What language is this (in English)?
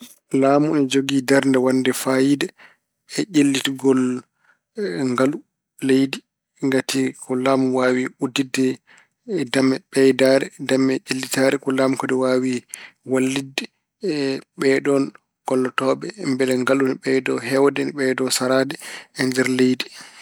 Fula